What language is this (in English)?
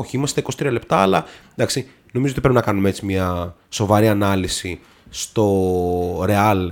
Greek